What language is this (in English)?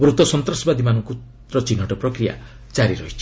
Odia